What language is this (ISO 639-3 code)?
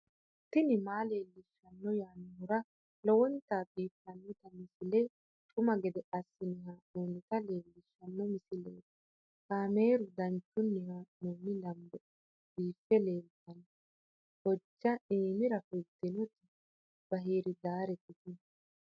sid